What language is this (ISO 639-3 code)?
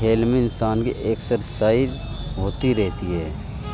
urd